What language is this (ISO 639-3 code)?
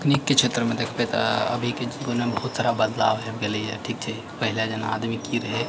mai